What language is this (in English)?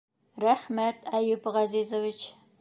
Bashkir